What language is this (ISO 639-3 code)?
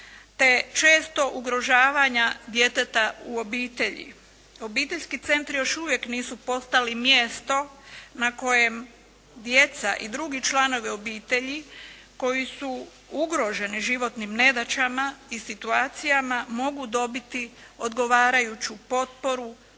hrv